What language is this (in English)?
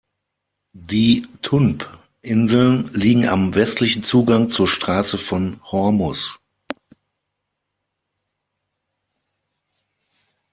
German